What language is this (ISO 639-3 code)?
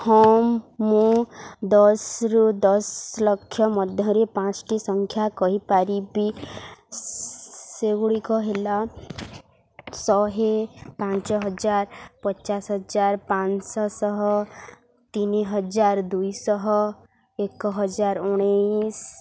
ori